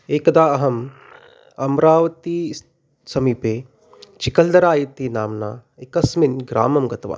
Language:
Sanskrit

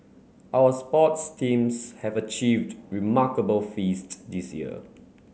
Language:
English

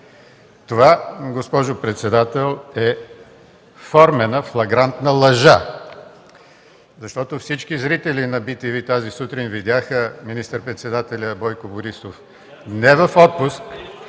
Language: Bulgarian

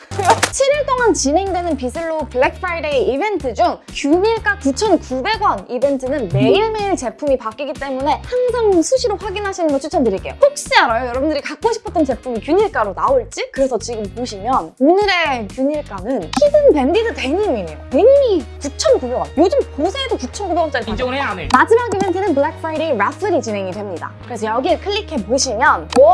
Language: Korean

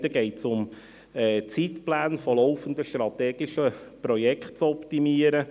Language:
Swiss German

